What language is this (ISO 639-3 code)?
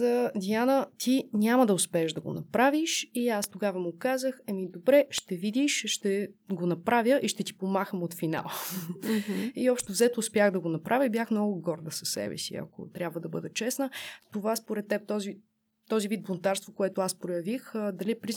bul